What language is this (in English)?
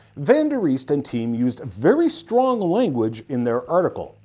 English